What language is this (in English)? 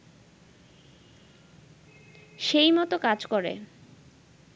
Bangla